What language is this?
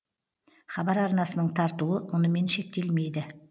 Kazakh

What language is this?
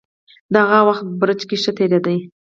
Pashto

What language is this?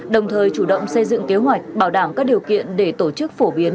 Vietnamese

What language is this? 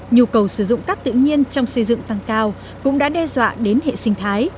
Vietnamese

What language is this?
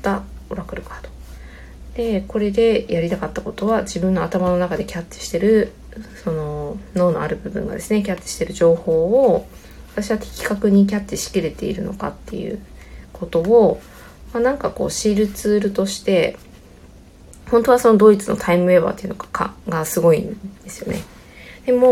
Japanese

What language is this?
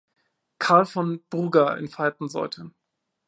German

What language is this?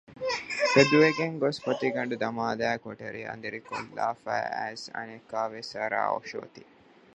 Divehi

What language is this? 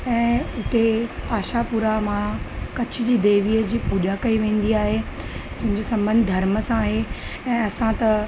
Sindhi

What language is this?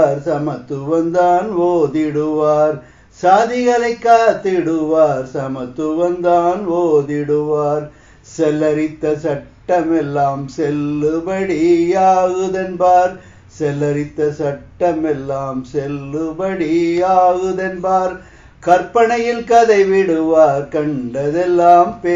Tamil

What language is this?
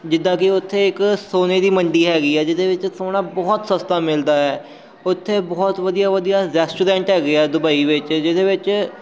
Punjabi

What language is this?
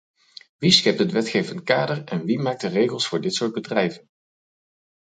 Dutch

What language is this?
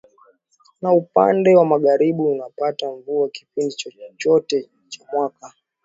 Swahili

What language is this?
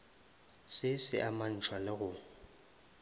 Northern Sotho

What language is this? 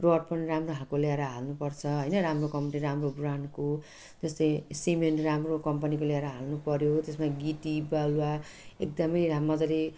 Nepali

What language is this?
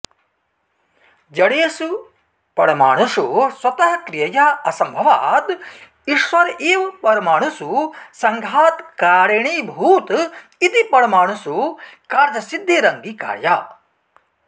Sanskrit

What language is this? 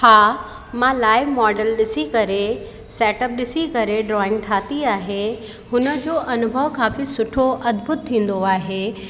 Sindhi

